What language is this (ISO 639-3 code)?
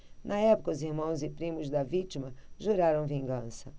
por